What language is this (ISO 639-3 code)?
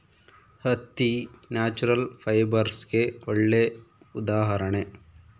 kan